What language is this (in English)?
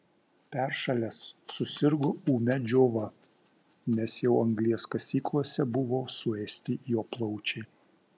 Lithuanian